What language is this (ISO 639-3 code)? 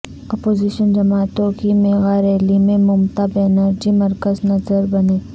urd